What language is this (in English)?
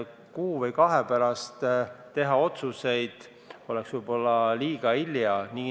Estonian